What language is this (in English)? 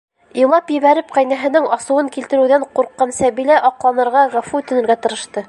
Bashkir